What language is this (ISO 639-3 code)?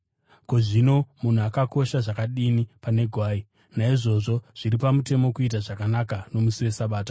sna